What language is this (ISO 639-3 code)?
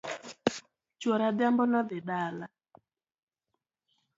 luo